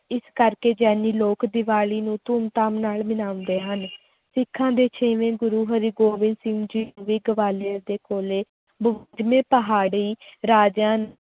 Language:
Punjabi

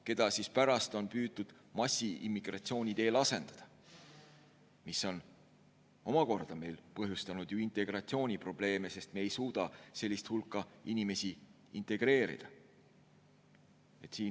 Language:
Estonian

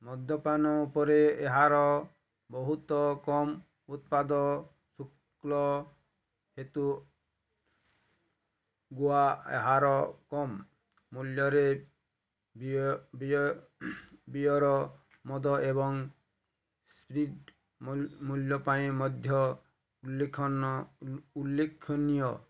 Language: Odia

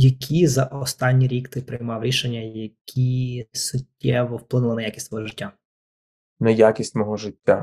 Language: Ukrainian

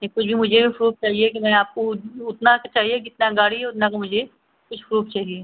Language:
Hindi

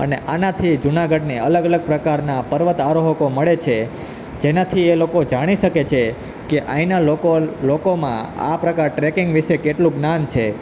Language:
Gujarati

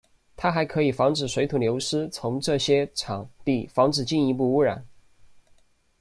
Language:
Chinese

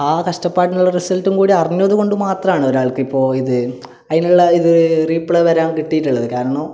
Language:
Malayalam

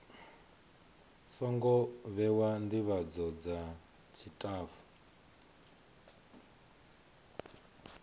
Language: Venda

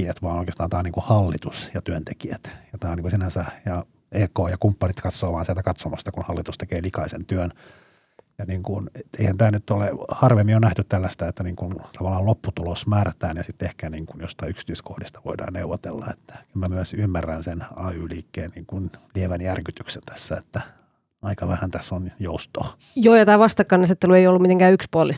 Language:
Finnish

